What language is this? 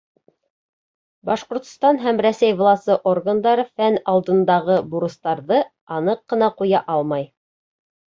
Bashkir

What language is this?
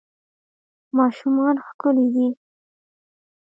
Pashto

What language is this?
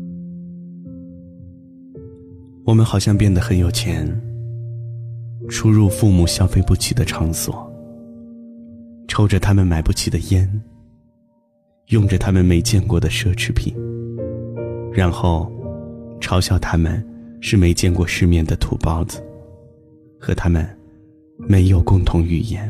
Chinese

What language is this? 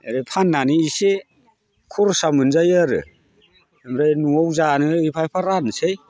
Bodo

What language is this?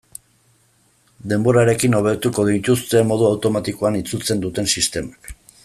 Basque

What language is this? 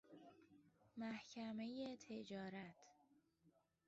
Persian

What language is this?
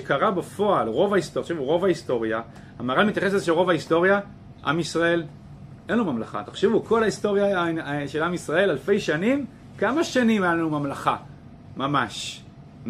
Hebrew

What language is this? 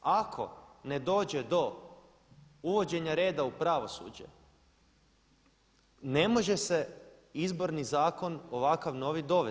Croatian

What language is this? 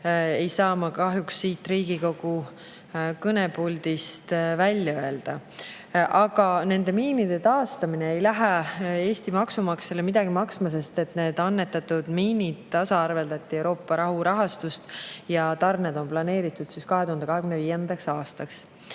Estonian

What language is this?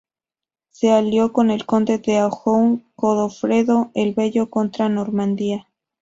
Spanish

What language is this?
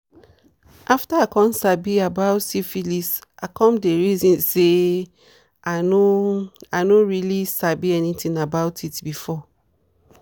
Nigerian Pidgin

